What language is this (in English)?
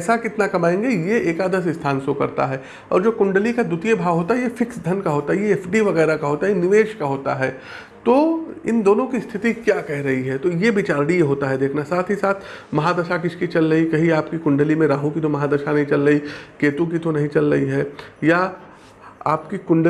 Hindi